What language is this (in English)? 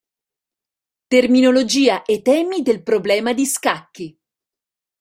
Italian